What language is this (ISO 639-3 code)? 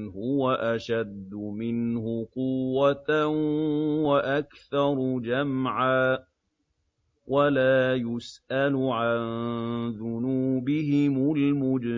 ara